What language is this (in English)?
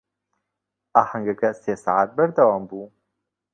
Central Kurdish